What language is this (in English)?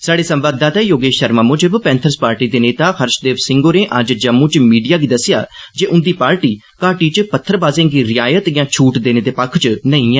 Dogri